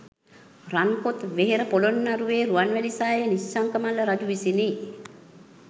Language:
Sinhala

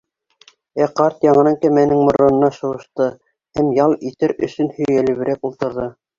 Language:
Bashkir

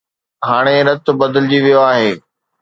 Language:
Sindhi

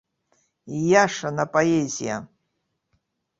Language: Abkhazian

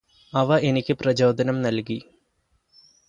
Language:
Malayalam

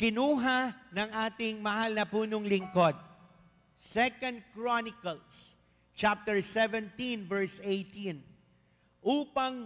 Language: Filipino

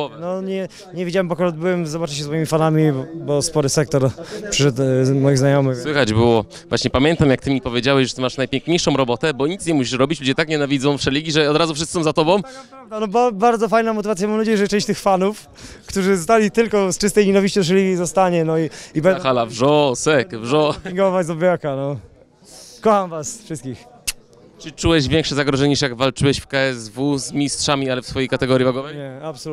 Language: Polish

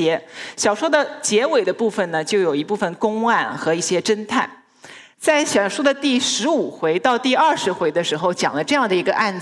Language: Chinese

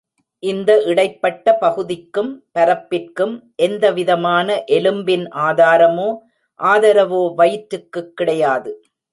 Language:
Tamil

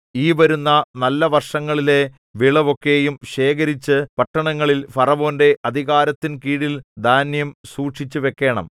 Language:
Malayalam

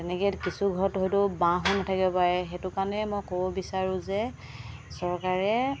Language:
Assamese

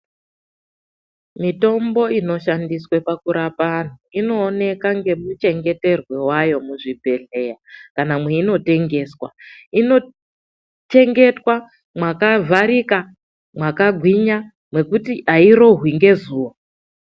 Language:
Ndau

